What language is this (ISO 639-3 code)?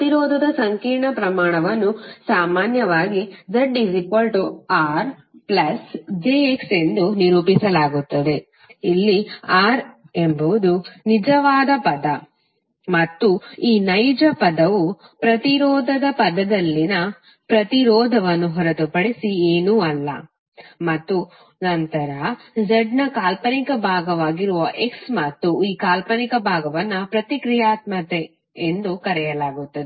kan